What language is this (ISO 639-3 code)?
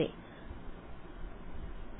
mal